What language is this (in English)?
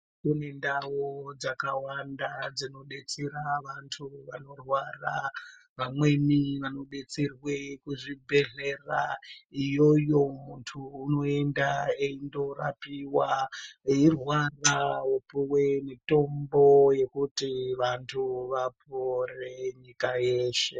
Ndau